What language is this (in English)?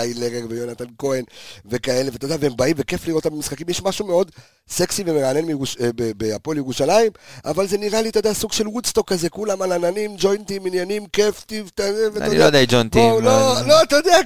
Hebrew